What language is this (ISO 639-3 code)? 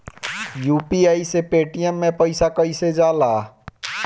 bho